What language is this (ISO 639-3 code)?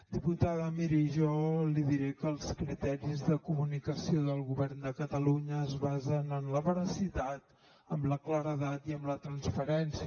cat